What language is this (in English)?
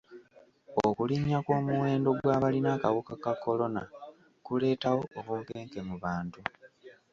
Ganda